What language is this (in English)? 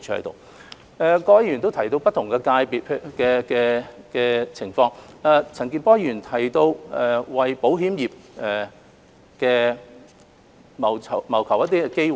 Cantonese